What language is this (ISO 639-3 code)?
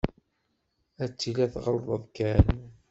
kab